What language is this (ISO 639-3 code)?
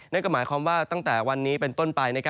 tha